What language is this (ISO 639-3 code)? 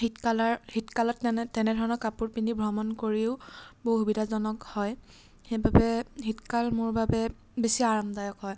asm